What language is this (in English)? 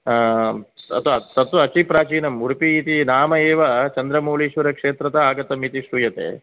Sanskrit